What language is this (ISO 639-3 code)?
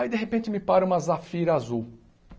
por